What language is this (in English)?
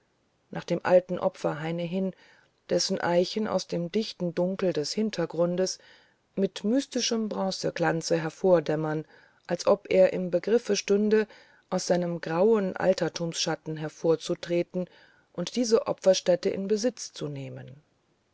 German